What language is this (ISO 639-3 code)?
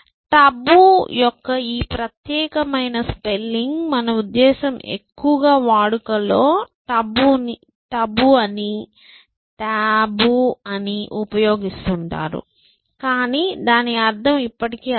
tel